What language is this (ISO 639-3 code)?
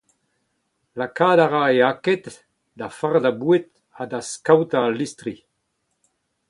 bre